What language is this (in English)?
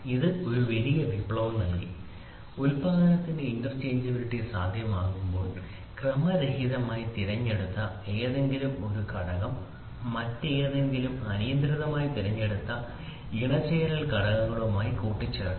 Malayalam